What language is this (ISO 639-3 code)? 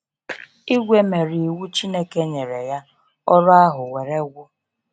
ibo